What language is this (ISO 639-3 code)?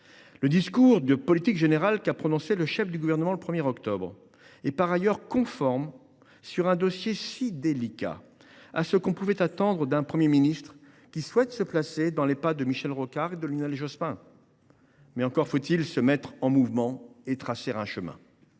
fra